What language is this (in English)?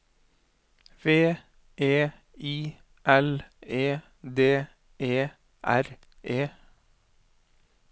Norwegian